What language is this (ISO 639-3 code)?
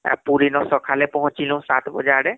ori